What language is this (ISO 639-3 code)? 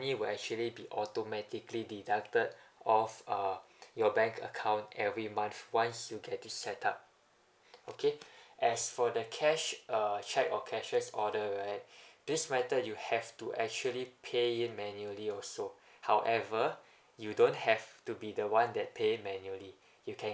eng